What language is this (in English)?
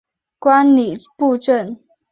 Chinese